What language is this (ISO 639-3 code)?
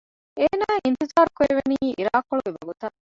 div